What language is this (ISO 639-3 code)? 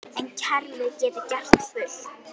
isl